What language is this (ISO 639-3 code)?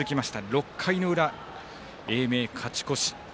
jpn